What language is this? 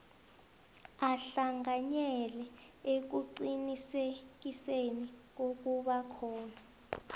South Ndebele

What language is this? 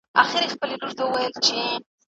Pashto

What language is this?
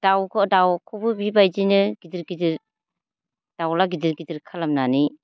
Bodo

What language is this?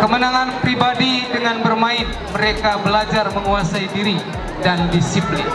Indonesian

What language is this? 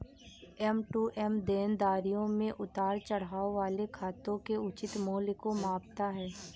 Hindi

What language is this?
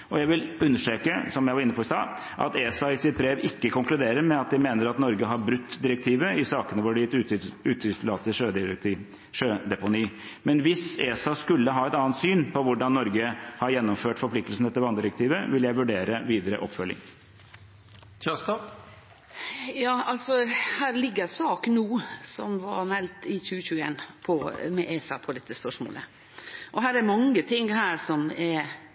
Norwegian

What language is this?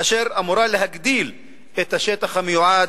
Hebrew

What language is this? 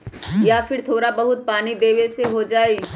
Magahi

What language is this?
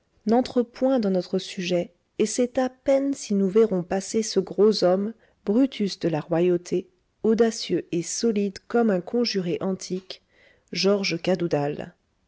French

